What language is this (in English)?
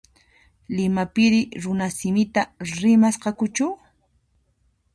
Puno Quechua